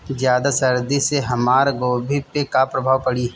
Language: Bhojpuri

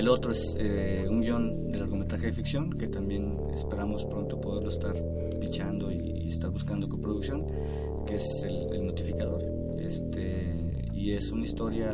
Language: Spanish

